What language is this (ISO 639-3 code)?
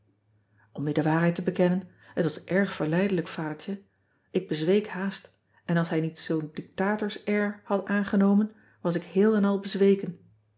nld